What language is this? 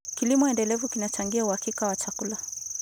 Kalenjin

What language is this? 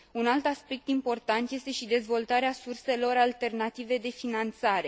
Romanian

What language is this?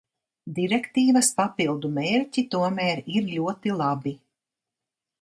Latvian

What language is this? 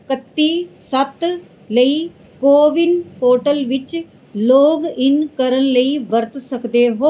Punjabi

